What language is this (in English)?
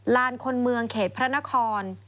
Thai